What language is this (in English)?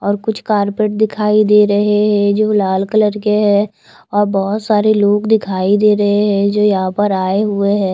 Hindi